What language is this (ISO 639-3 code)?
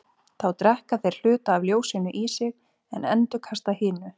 isl